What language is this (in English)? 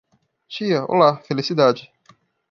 Portuguese